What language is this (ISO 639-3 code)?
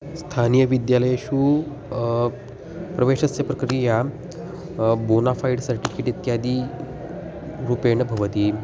san